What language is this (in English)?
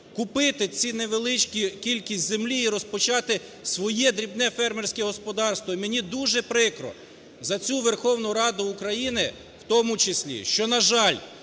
Ukrainian